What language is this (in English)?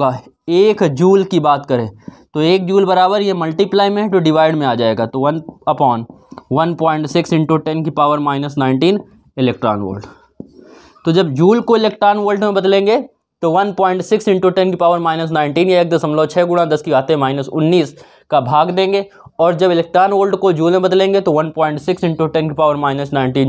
Hindi